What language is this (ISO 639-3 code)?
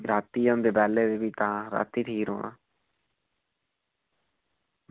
doi